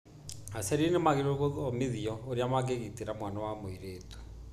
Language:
Kikuyu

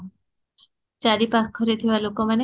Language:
Odia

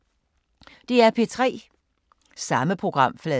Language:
Danish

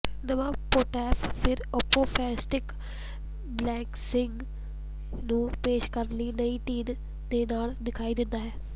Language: Punjabi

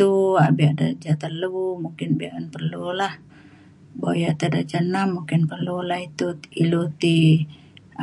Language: Mainstream Kenyah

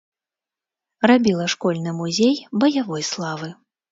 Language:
Belarusian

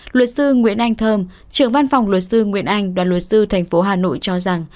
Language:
Vietnamese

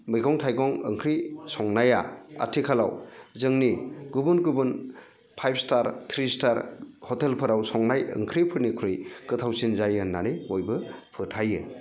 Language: Bodo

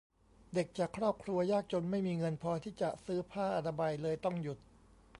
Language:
Thai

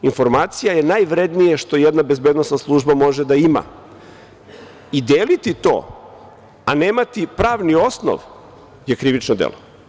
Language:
Serbian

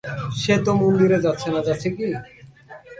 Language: Bangla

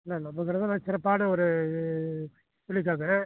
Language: Tamil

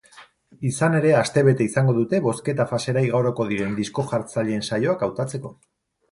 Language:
Basque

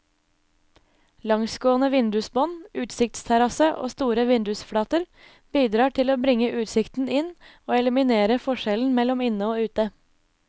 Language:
Norwegian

